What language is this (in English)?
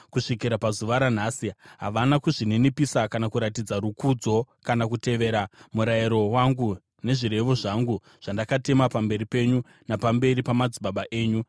Shona